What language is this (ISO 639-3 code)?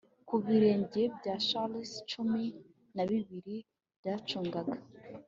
kin